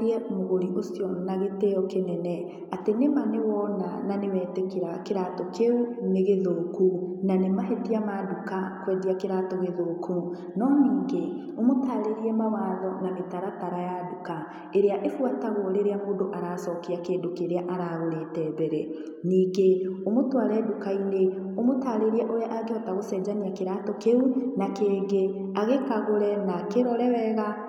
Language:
Kikuyu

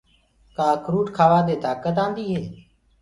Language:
Gurgula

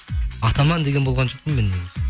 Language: Kazakh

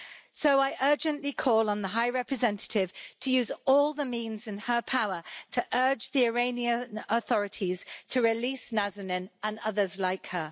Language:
English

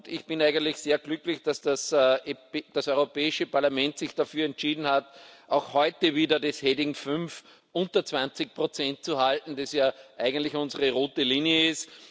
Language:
German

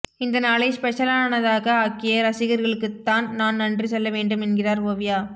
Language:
Tamil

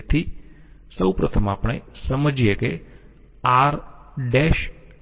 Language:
Gujarati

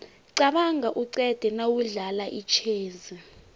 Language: South Ndebele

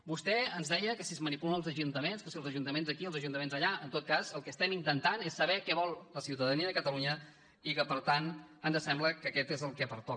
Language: Catalan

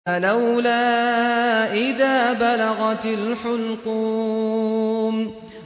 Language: Arabic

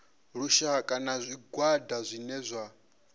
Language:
Venda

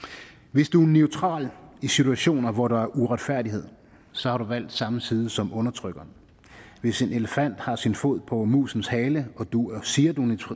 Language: Danish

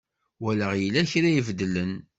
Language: Kabyle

